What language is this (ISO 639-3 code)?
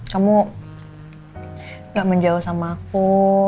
ind